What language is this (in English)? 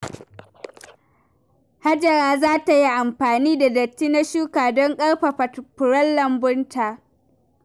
Hausa